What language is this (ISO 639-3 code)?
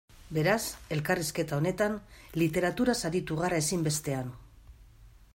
eus